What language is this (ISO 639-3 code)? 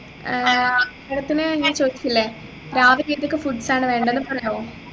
mal